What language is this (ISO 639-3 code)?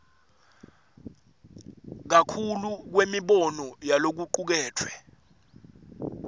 ssw